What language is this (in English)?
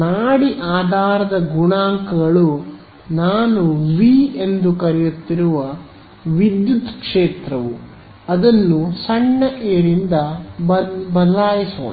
Kannada